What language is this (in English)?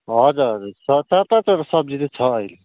Nepali